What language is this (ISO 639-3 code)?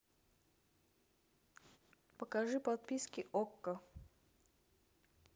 rus